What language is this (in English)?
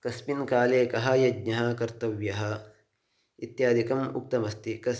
Sanskrit